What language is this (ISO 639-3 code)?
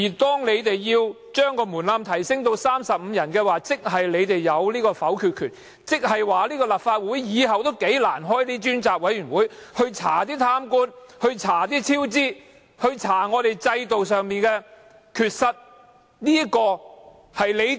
yue